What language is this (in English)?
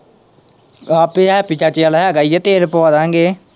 Punjabi